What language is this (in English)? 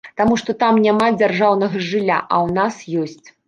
Belarusian